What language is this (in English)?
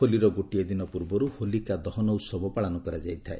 Odia